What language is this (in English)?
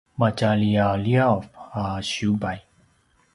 Paiwan